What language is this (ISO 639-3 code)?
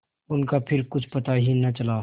hin